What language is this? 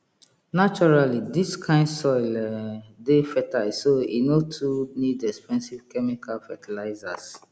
Nigerian Pidgin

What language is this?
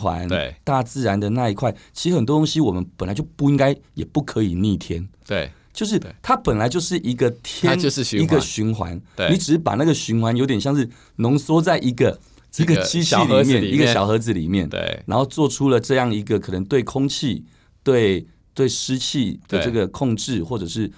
Chinese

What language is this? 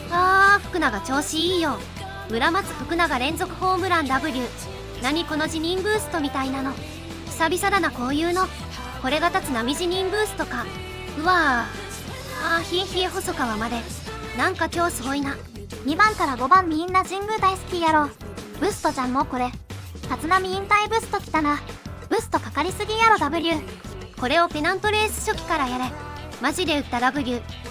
Japanese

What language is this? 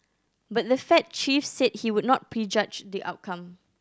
English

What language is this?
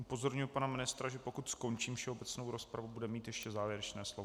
Czech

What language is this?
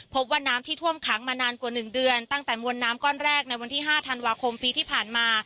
Thai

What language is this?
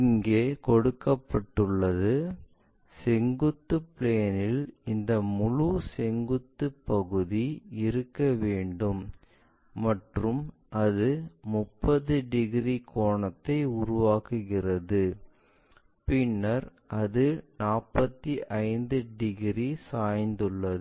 Tamil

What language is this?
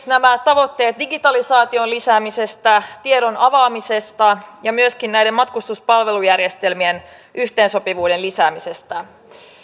Finnish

